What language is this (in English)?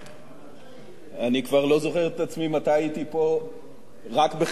Hebrew